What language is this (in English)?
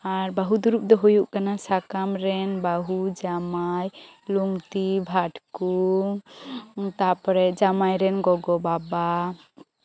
Santali